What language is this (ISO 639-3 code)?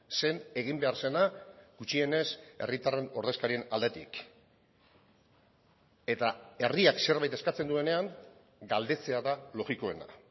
eus